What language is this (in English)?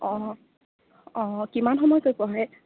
Assamese